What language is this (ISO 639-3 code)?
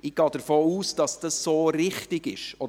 gsw